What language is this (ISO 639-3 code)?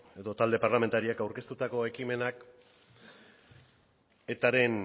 eus